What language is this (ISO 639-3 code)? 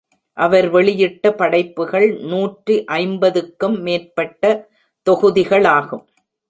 tam